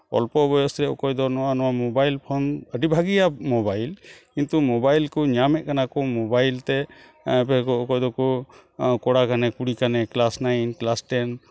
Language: Santali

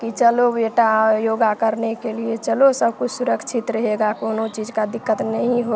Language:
Hindi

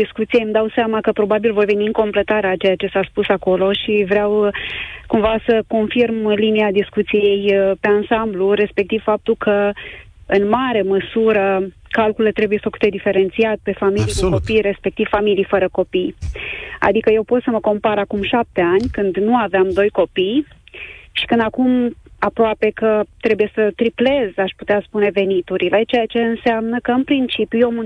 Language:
Romanian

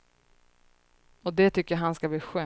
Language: Swedish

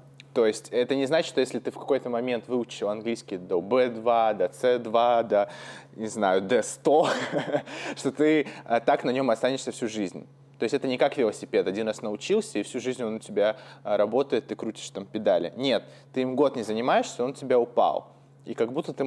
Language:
Russian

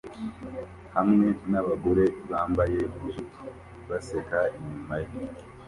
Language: Kinyarwanda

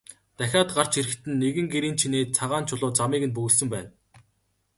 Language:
Mongolian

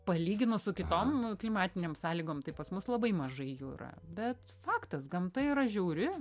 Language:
Lithuanian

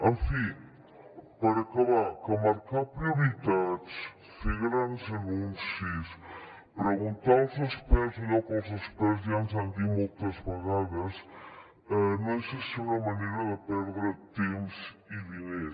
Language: Catalan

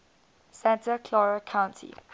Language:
English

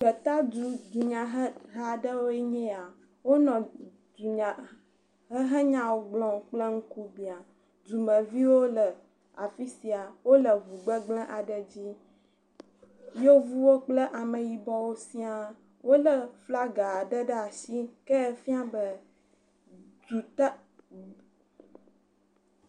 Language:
Ewe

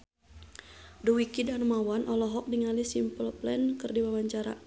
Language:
Sundanese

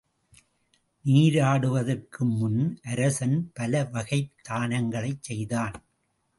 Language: Tamil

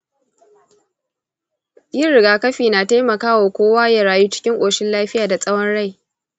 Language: Hausa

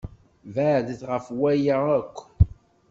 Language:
Kabyle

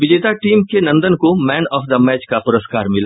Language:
Hindi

